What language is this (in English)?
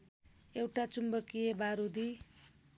Nepali